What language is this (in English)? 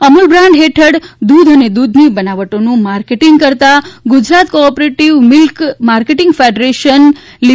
Gujarati